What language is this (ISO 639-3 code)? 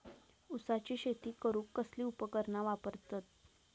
mar